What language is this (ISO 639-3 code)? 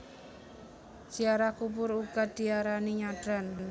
jav